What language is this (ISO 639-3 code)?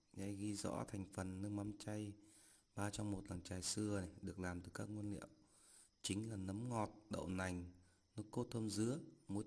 vie